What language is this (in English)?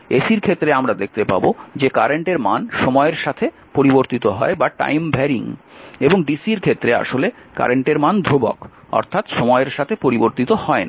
Bangla